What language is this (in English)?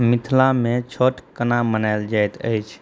Maithili